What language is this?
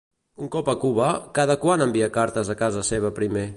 Catalan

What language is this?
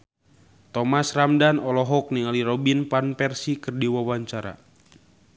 Sundanese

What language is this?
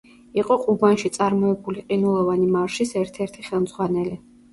Georgian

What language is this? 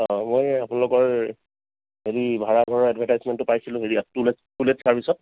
Assamese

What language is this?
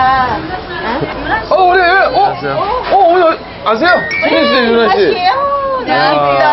Korean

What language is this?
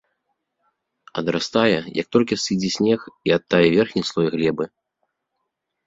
Belarusian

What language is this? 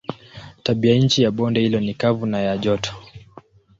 Swahili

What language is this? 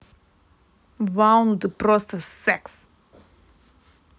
Russian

